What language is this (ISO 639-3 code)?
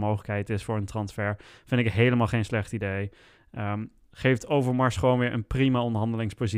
nld